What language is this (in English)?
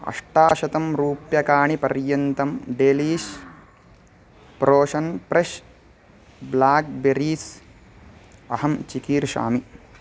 Sanskrit